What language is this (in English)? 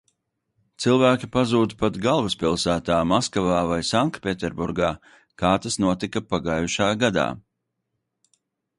Latvian